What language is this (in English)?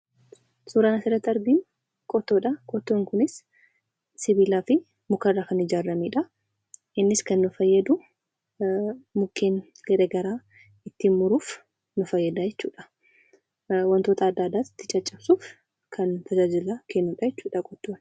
Oromo